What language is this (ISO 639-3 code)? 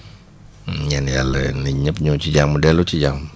wol